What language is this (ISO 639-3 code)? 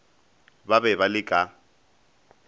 nso